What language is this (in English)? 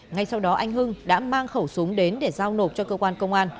Vietnamese